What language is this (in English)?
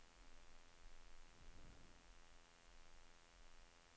Norwegian